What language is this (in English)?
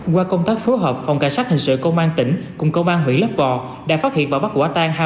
Vietnamese